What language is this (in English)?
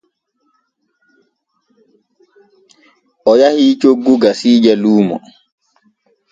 Borgu Fulfulde